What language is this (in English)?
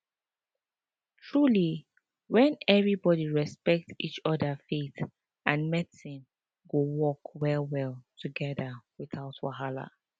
Nigerian Pidgin